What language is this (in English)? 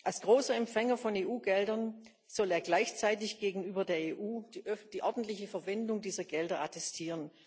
German